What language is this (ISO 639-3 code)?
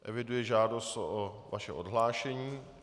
ces